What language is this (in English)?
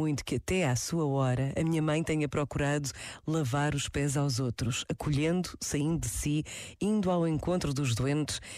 Portuguese